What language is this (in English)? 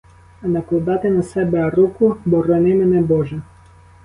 Ukrainian